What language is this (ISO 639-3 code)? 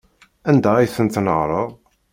kab